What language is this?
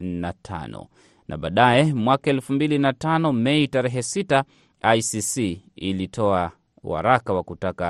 Swahili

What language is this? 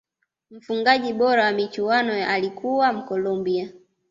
Swahili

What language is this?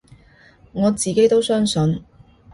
Cantonese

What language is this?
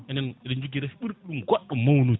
Fula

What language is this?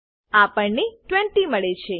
Gujarati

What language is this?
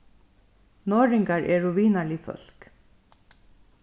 Faroese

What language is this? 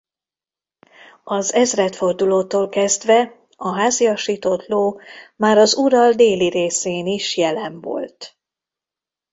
Hungarian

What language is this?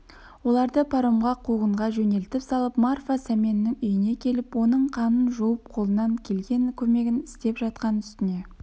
Kazakh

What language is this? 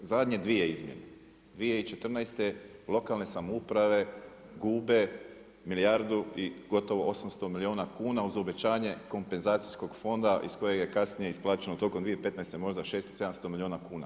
Croatian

